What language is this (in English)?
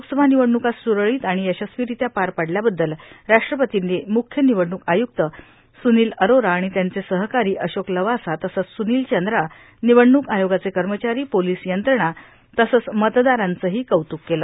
Marathi